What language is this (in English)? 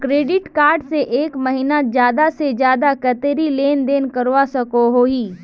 Magahi